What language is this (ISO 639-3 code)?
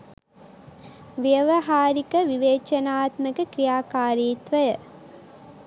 sin